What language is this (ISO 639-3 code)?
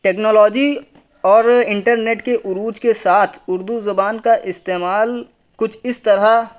urd